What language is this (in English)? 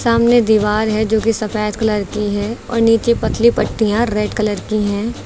Hindi